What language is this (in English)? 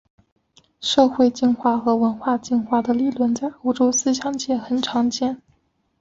Chinese